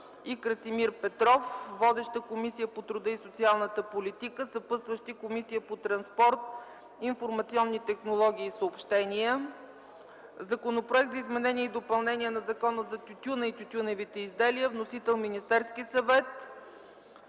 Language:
Bulgarian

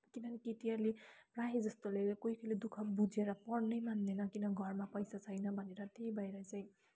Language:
Nepali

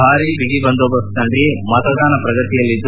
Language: Kannada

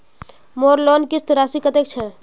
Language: Magahi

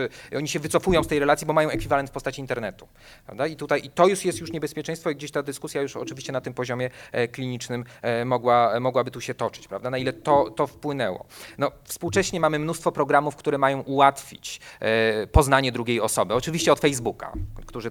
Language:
Polish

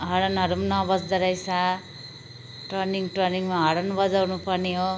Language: Nepali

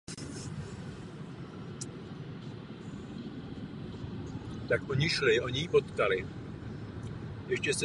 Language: Czech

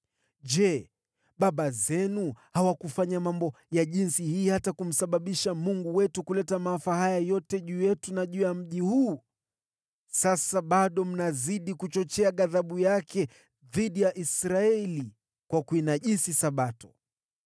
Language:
Swahili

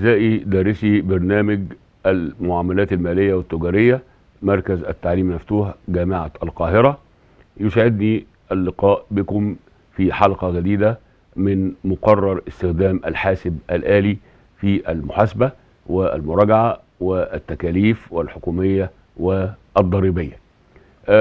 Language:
Arabic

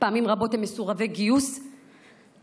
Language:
Hebrew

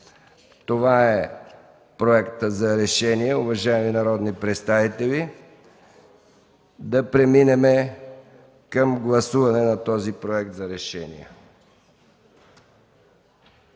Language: Bulgarian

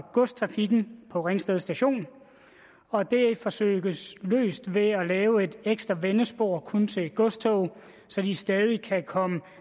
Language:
Danish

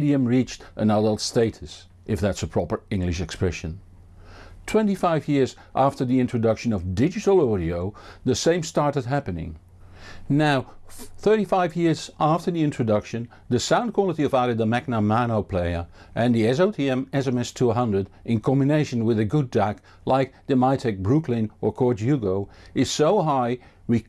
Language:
English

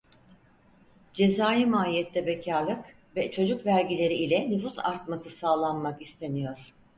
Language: Turkish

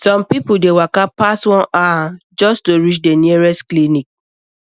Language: Nigerian Pidgin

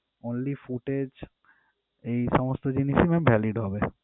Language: Bangla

